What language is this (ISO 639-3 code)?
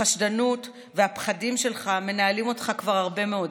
heb